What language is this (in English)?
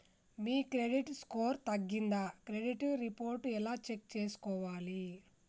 Telugu